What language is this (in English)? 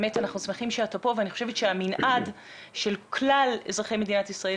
Hebrew